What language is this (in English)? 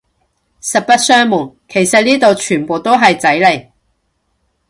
Cantonese